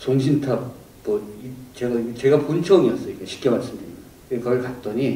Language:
Korean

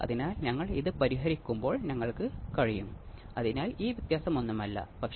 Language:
Malayalam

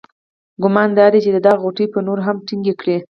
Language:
Pashto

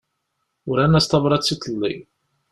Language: Kabyle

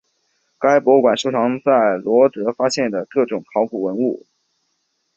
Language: Chinese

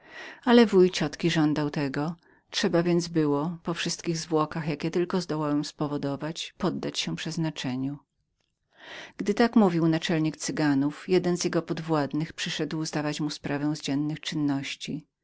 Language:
Polish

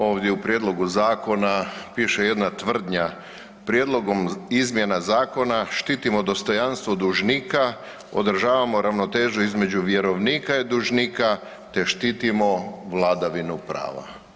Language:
Croatian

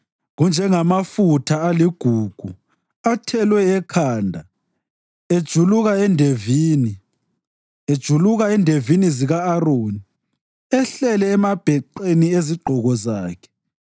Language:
North Ndebele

